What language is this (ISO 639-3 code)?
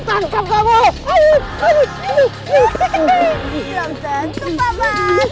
ind